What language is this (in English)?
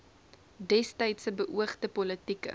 Afrikaans